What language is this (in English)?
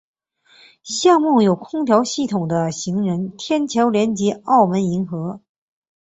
Chinese